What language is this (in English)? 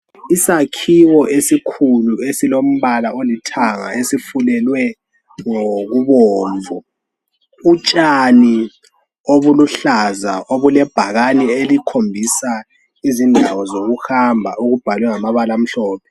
North Ndebele